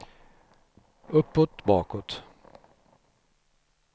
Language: Swedish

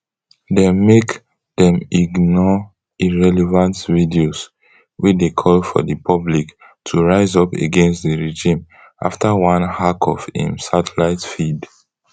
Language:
Nigerian Pidgin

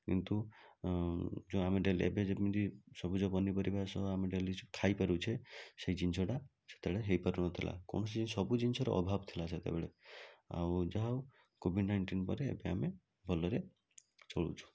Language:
Odia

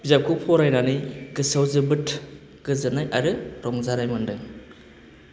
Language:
Bodo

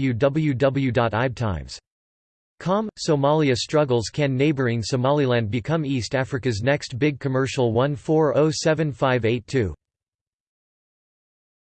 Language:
English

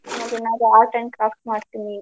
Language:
Kannada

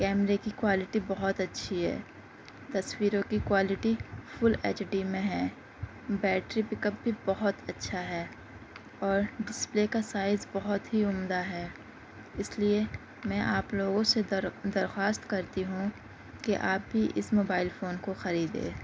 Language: Urdu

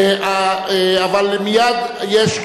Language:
Hebrew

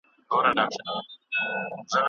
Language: Pashto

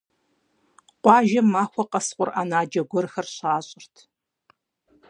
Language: Kabardian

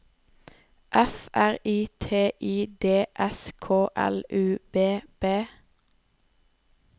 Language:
Norwegian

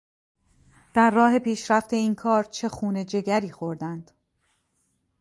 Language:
Persian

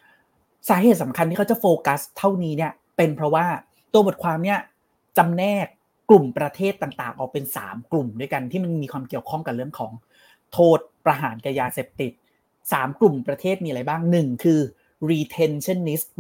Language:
Thai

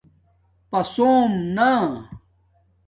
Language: Domaaki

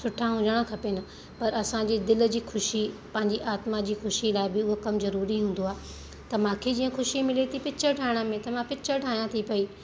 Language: Sindhi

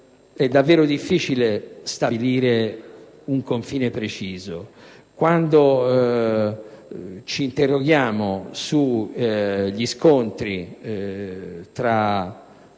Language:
Italian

